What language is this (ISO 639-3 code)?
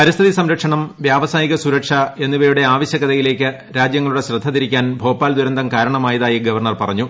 mal